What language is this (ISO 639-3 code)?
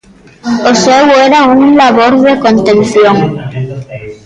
glg